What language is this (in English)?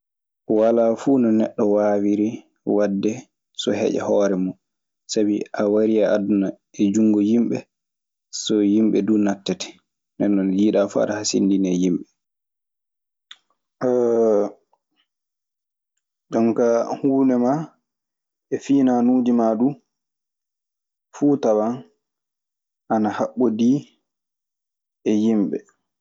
Maasina Fulfulde